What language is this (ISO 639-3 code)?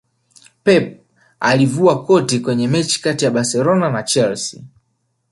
swa